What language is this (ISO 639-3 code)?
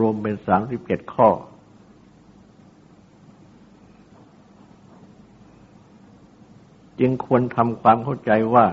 tha